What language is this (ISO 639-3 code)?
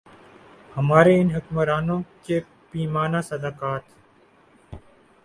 urd